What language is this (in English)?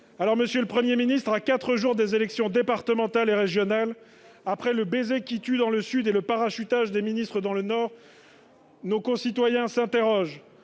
French